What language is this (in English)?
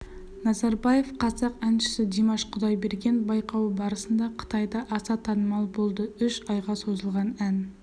Kazakh